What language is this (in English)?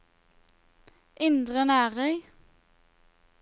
Norwegian